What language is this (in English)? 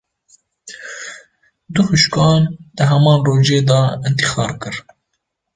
Kurdish